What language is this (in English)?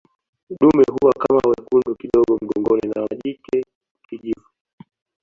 Swahili